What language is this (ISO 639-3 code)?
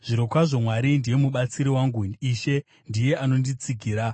sna